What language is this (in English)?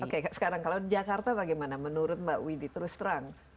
Indonesian